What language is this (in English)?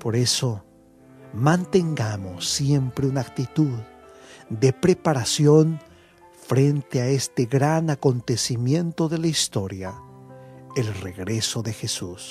Spanish